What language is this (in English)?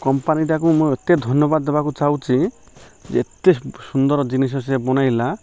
Odia